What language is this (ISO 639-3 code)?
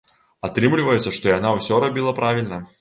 bel